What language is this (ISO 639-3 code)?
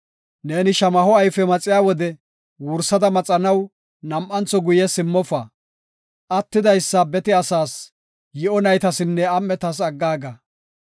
gof